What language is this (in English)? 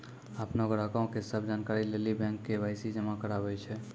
Maithili